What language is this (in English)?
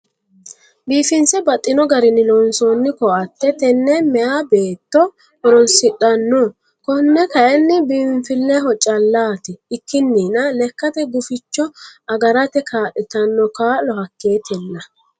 Sidamo